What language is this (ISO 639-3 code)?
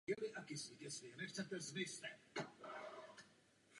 ces